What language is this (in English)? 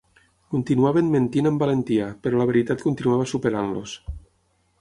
Catalan